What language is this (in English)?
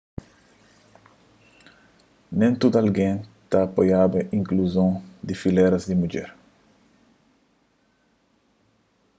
Kabuverdianu